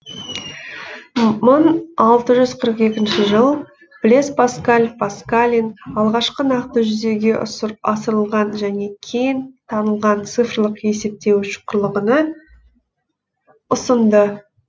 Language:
Kazakh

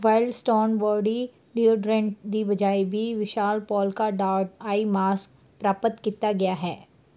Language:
Punjabi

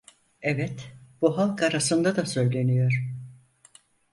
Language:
Turkish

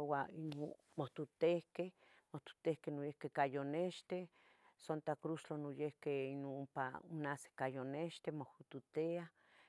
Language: Tetelcingo Nahuatl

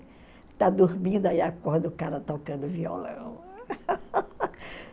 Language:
Portuguese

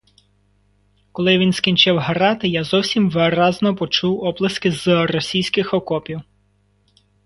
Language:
Ukrainian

